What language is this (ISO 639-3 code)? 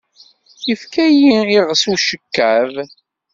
kab